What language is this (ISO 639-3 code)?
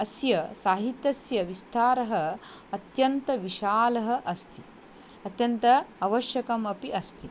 san